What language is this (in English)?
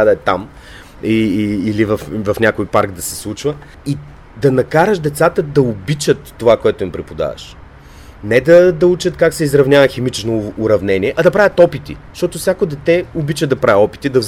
Bulgarian